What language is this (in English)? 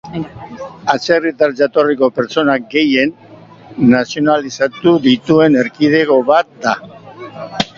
Basque